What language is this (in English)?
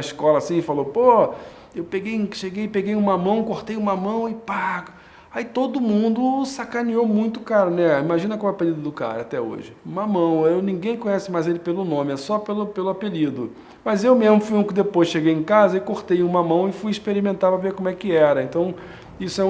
Portuguese